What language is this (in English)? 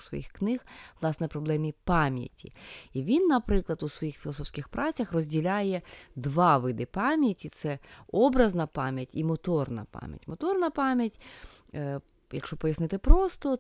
Ukrainian